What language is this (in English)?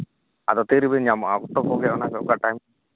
Santali